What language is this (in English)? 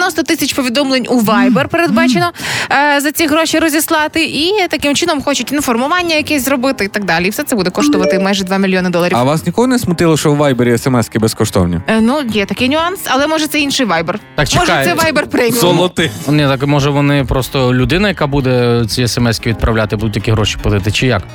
Ukrainian